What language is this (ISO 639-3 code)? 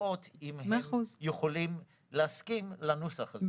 heb